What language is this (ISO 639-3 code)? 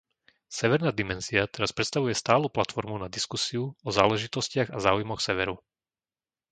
slk